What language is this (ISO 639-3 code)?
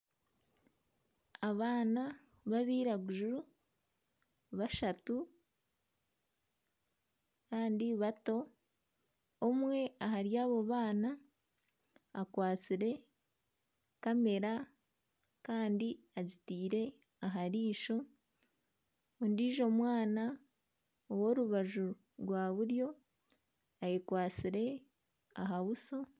nyn